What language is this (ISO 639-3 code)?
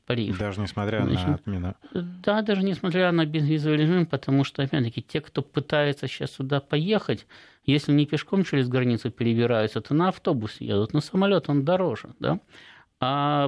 rus